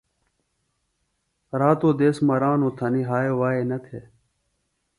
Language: Phalura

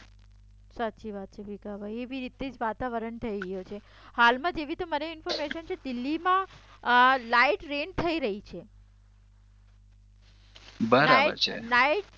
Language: Gujarati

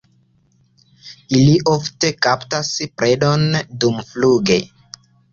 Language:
Esperanto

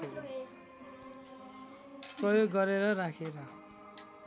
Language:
Nepali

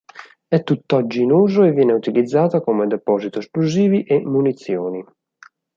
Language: Italian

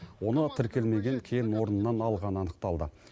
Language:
Kazakh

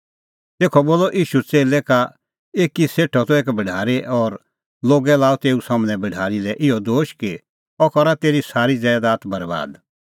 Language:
Kullu Pahari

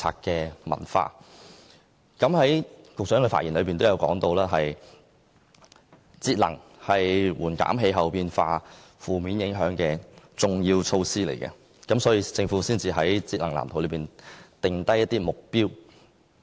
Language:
Cantonese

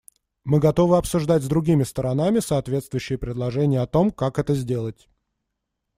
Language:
Russian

